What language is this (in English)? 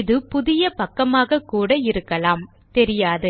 Tamil